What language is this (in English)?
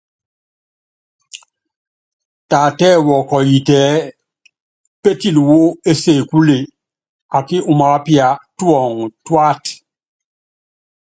Yangben